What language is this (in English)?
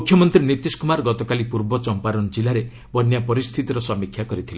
Odia